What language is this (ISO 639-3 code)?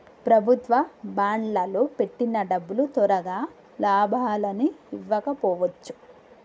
tel